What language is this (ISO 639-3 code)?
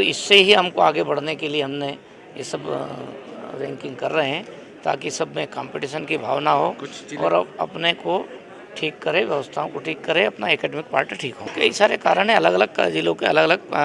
hin